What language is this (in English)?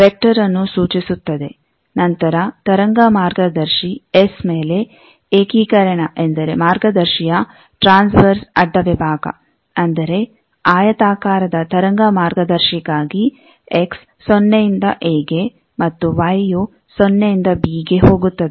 Kannada